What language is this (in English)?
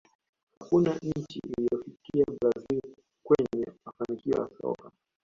Swahili